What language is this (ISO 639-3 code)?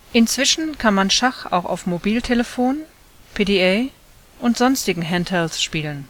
deu